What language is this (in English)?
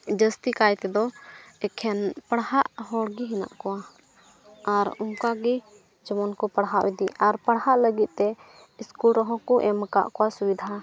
Santali